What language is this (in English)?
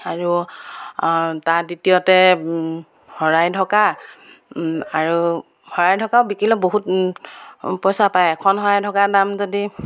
Assamese